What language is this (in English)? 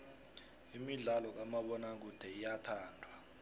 South Ndebele